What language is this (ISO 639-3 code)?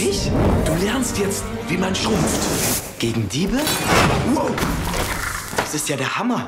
deu